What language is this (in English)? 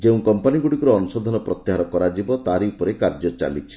Odia